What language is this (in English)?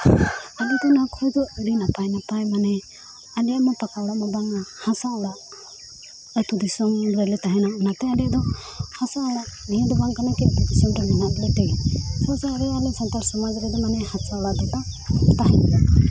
Santali